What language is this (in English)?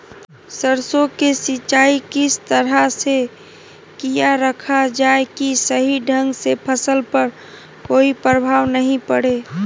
Magahi